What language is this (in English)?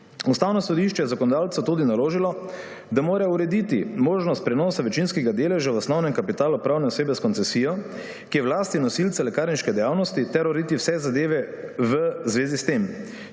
Slovenian